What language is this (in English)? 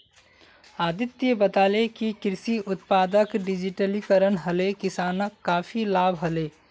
Magahi